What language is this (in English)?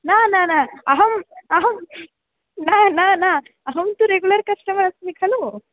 Sanskrit